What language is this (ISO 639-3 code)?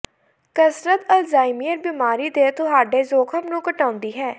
pan